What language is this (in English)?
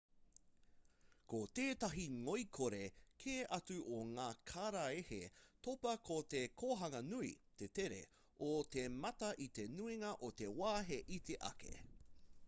Māori